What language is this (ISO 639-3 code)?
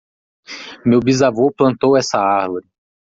por